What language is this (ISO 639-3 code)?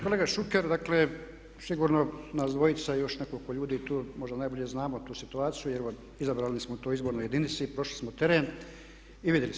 hrv